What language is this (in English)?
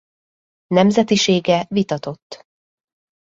Hungarian